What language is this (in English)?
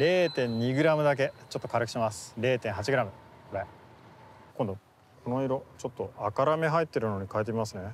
Japanese